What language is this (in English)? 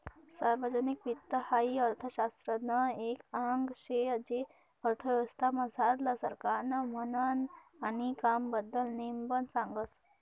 Marathi